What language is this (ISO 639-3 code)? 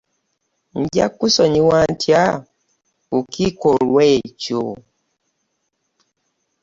lug